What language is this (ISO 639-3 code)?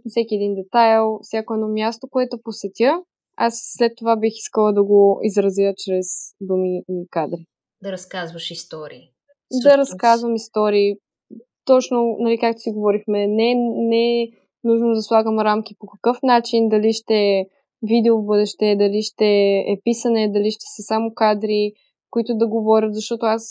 bul